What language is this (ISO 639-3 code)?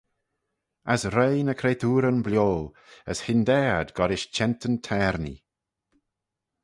glv